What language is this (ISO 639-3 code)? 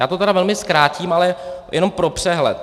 ces